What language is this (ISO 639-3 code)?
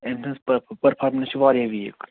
kas